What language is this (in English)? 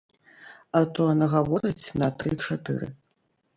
Belarusian